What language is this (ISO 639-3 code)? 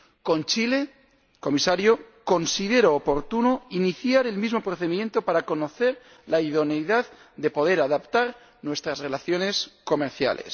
spa